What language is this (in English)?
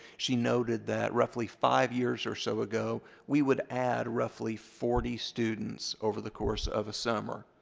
English